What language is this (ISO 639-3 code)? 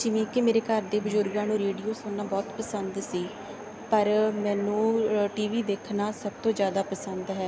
pan